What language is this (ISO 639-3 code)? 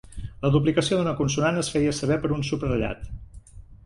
cat